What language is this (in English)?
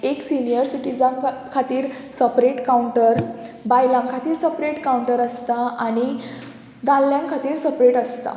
Konkani